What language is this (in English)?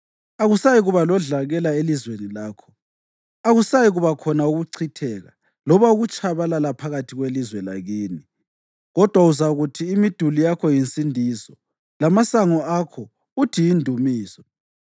North Ndebele